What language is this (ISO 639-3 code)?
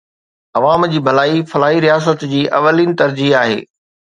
snd